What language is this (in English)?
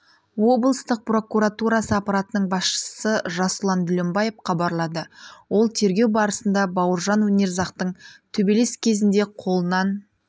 Kazakh